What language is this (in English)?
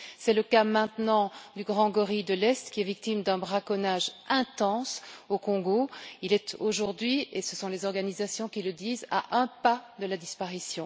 French